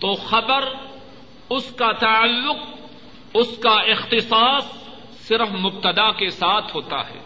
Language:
Urdu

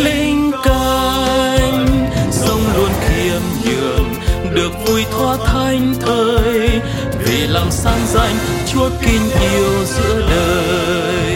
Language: Vietnamese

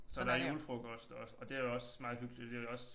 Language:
Danish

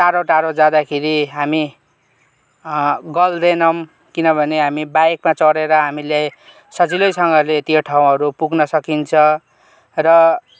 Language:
Nepali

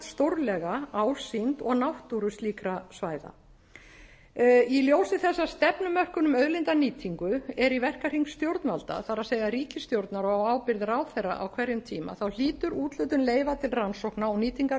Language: Icelandic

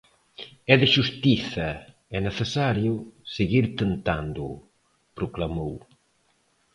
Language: Galician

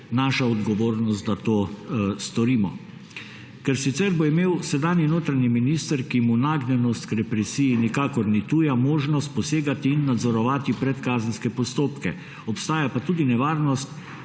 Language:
Slovenian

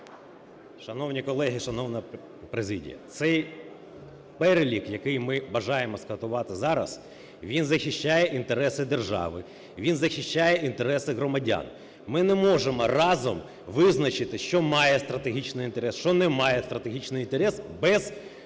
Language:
Ukrainian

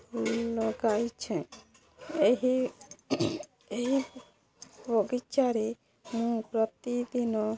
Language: Odia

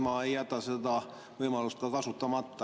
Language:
Estonian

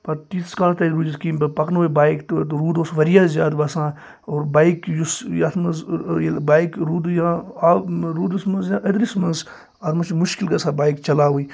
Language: Kashmiri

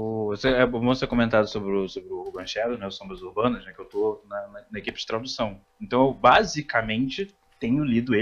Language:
Portuguese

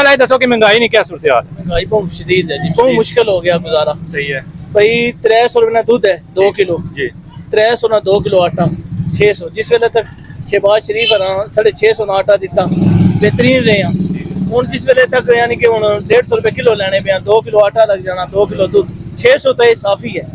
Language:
Hindi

